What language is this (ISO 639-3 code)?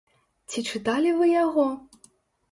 bel